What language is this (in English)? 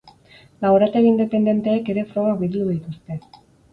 Basque